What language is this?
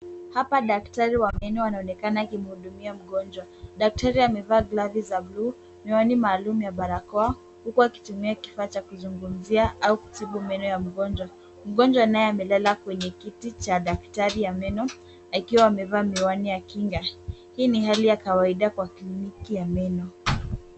Swahili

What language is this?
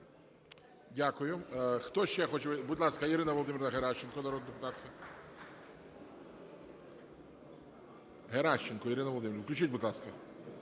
Ukrainian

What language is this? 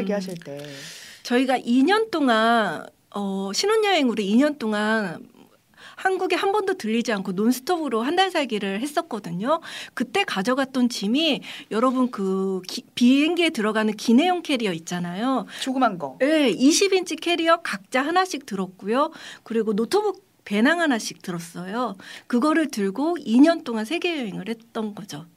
Korean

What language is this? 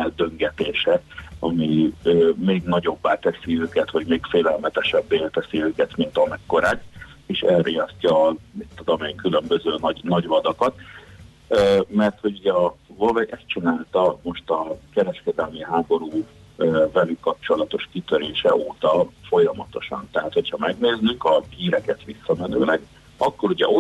Hungarian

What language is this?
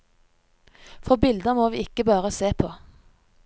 Norwegian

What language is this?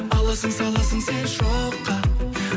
Kazakh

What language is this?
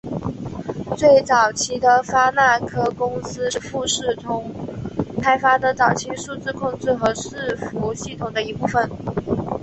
Chinese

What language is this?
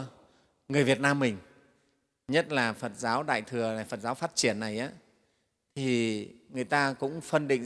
Vietnamese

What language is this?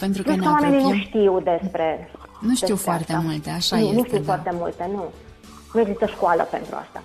Romanian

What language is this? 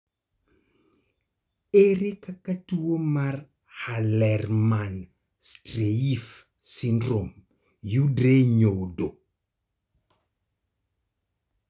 Luo (Kenya and Tanzania)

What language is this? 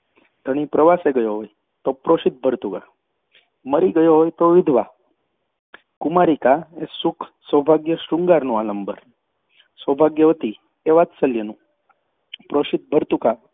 Gujarati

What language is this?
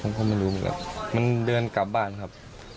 Thai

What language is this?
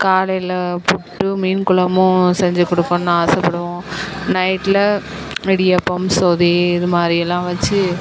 Tamil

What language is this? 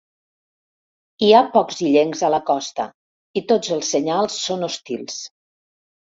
Catalan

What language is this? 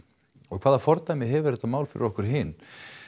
Icelandic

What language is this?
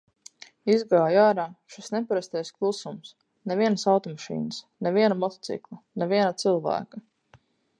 Latvian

